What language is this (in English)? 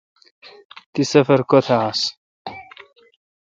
Kalkoti